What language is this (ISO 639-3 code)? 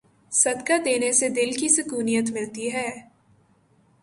urd